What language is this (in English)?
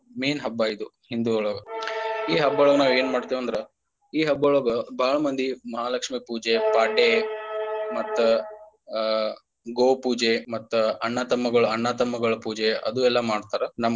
Kannada